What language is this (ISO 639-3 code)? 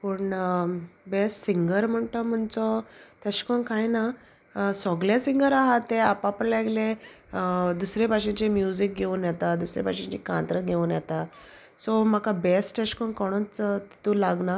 kok